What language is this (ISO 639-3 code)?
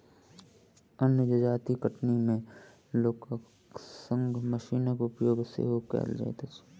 mai